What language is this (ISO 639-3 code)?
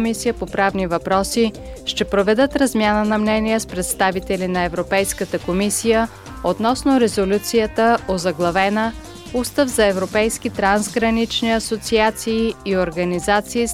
bul